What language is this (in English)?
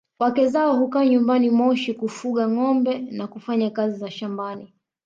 Swahili